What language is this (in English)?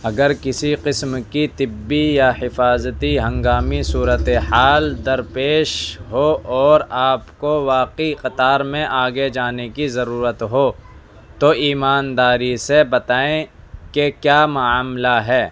Urdu